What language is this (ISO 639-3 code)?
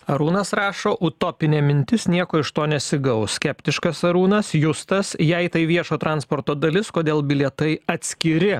lit